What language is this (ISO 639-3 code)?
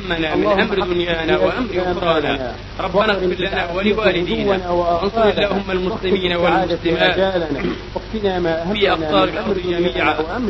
ara